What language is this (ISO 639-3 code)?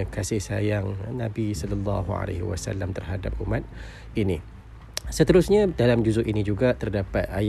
msa